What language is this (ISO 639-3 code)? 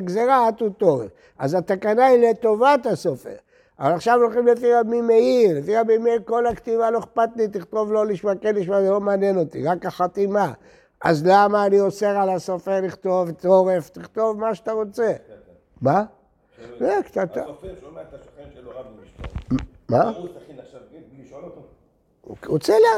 heb